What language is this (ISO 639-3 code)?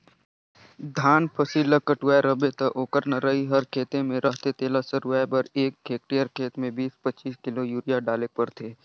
hne